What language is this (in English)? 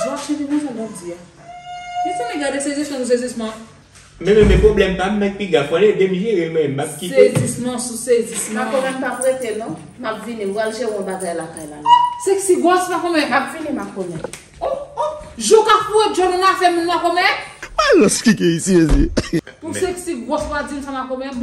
French